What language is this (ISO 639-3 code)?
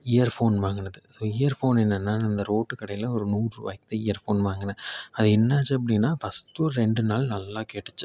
tam